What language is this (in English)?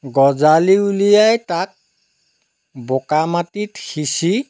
Assamese